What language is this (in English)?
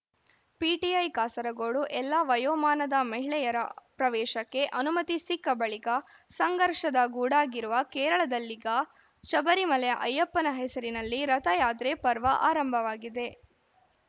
Kannada